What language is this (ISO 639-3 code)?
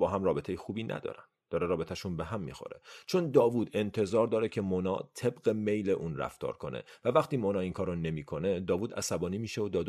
fas